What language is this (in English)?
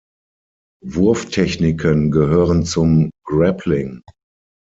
German